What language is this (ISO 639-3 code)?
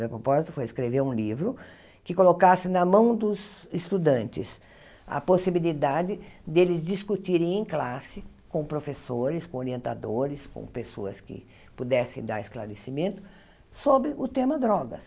por